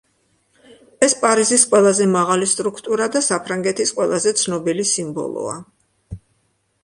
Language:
Georgian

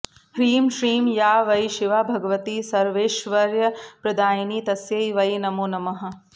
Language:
Sanskrit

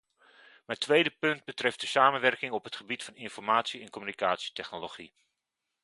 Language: Dutch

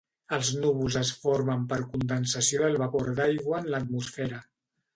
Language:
Catalan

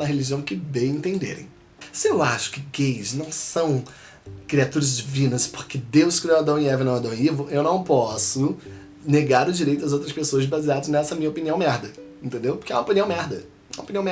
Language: Portuguese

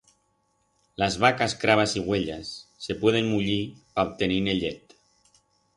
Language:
Aragonese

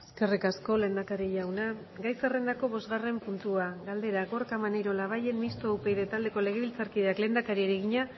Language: Basque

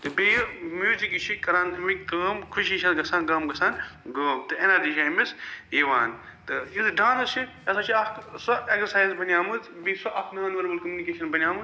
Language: Kashmiri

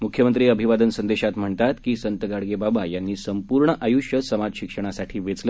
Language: Marathi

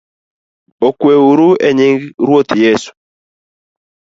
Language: Luo (Kenya and Tanzania)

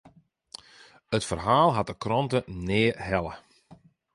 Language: Western Frisian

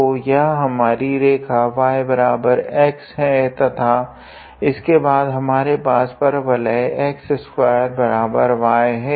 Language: Hindi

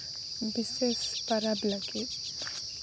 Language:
Santali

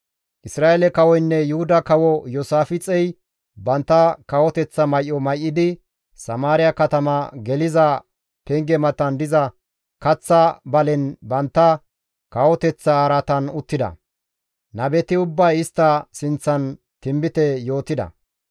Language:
Gamo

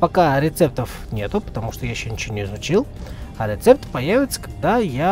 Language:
Russian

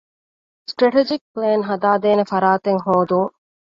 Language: Divehi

